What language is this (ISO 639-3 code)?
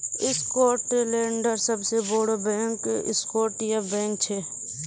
mag